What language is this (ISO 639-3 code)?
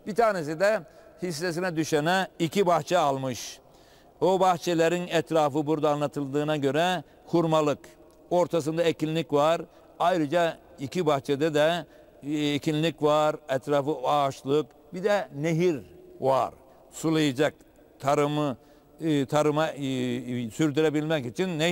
tur